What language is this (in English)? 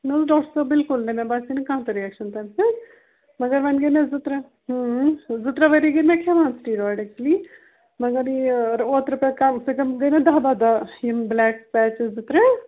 Kashmiri